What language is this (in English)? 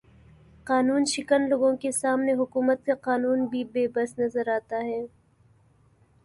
Urdu